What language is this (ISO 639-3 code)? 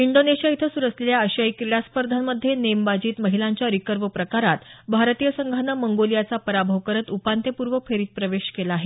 mar